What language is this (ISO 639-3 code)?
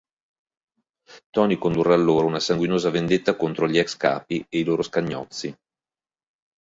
ita